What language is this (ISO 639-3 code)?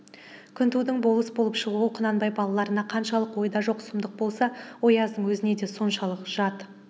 kaz